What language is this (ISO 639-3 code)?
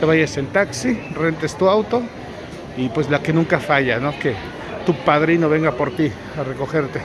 spa